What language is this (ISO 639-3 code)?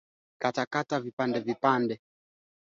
swa